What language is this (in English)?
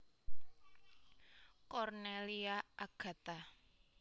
Javanese